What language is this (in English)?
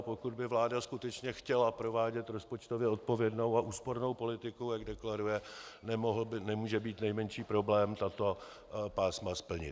Czech